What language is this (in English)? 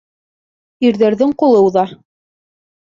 Bashkir